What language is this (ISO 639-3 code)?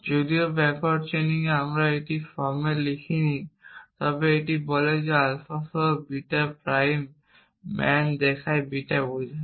ben